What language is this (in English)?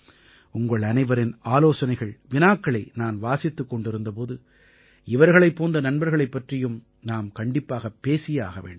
Tamil